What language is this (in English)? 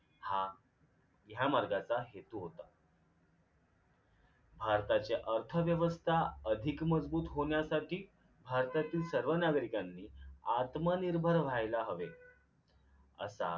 Marathi